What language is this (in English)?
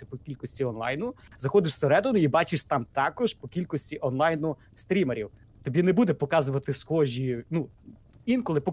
Ukrainian